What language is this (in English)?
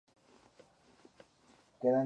Spanish